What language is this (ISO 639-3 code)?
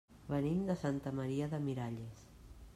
cat